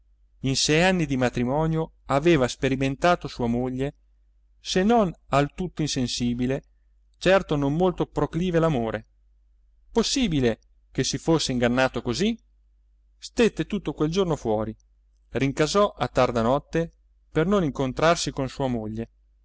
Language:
Italian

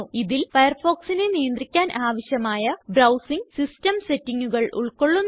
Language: Malayalam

